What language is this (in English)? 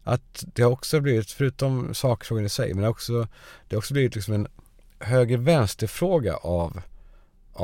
Swedish